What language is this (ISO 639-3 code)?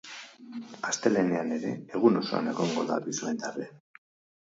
eus